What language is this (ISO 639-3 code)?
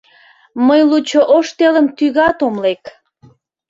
chm